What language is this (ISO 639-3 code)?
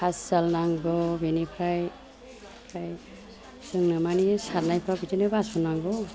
brx